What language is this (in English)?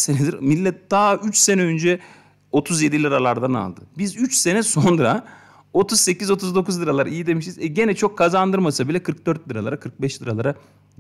Turkish